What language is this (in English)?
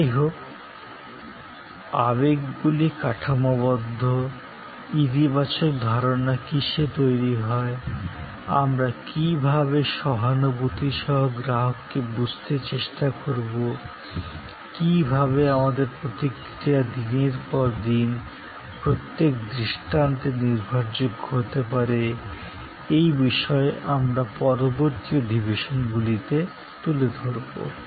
Bangla